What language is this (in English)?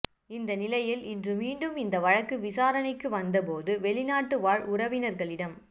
Tamil